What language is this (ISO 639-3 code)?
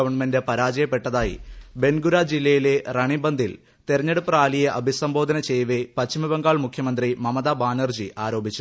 mal